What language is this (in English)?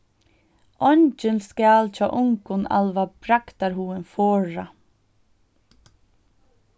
Faroese